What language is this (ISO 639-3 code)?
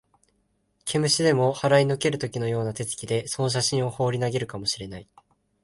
jpn